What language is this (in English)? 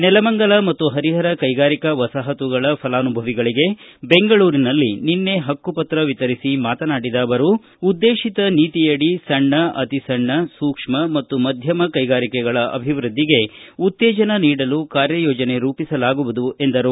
Kannada